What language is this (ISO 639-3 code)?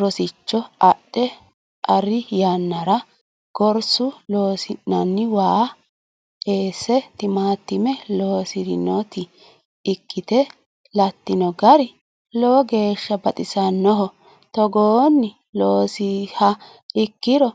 sid